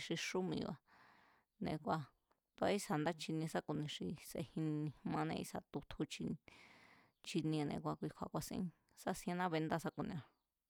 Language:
Mazatlán Mazatec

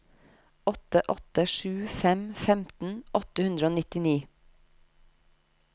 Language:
Norwegian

